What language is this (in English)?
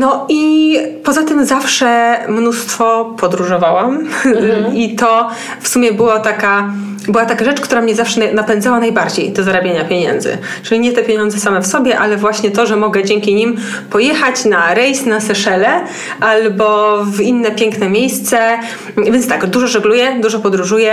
Polish